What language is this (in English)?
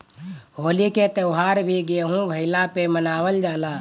Bhojpuri